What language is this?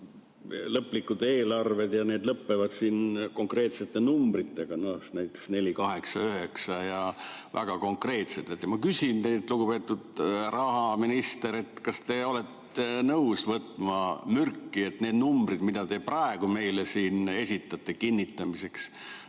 Estonian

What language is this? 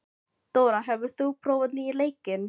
Icelandic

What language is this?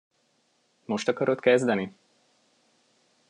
Hungarian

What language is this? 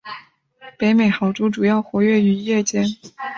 Chinese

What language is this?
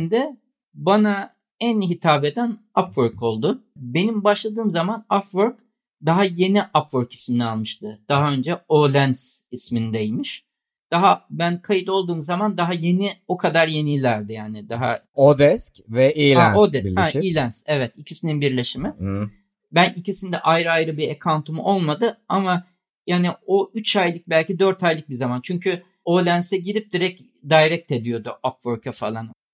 Turkish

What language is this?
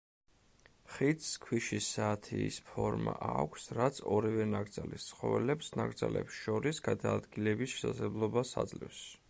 Georgian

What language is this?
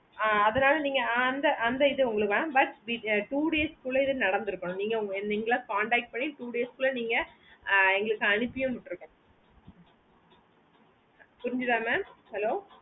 Tamil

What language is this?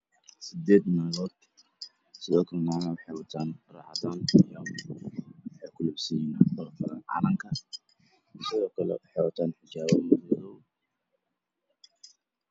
Somali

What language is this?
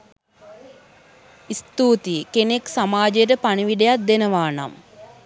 Sinhala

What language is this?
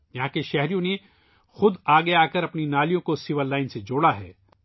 Urdu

